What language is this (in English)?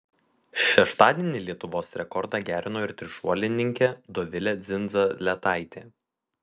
Lithuanian